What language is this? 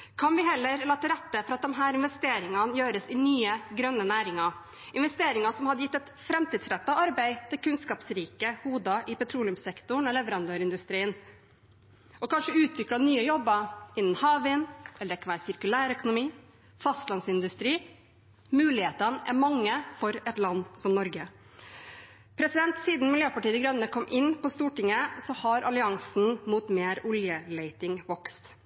Norwegian Bokmål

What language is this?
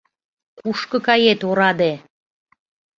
Mari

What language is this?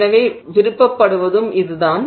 Tamil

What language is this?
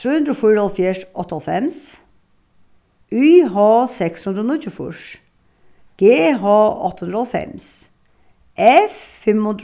Faroese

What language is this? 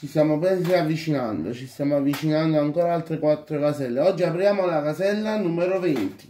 Italian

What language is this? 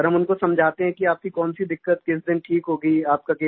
Hindi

